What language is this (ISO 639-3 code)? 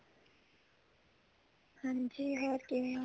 pan